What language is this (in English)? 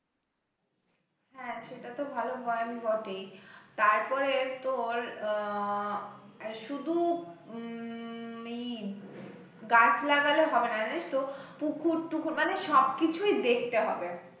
Bangla